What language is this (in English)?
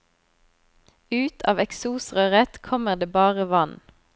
Norwegian